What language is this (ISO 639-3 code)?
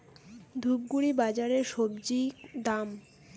ben